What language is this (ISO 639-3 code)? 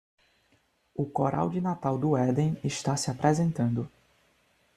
por